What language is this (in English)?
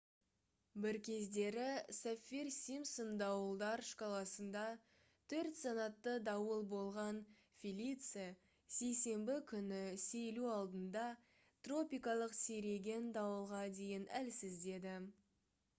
Kazakh